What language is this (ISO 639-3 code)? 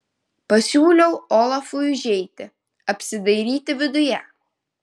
lit